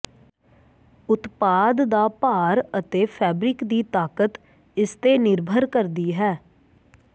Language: Punjabi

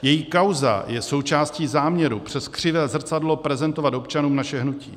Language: Czech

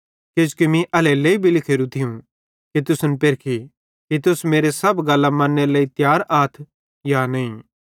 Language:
Bhadrawahi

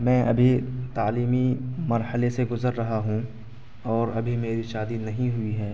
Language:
Urdu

